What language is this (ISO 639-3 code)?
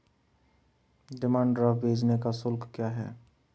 hin